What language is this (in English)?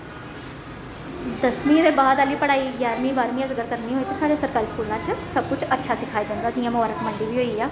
Dogri